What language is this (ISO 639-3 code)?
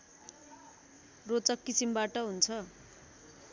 nep